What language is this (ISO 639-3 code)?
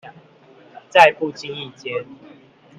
zho